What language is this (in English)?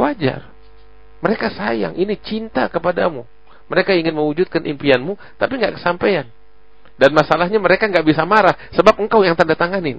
Indonesian